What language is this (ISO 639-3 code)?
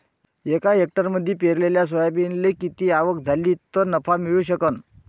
mar